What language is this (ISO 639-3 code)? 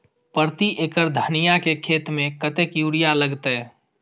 mai